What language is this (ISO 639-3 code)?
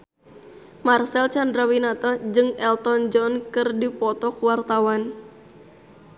sun